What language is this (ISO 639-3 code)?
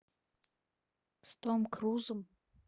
rus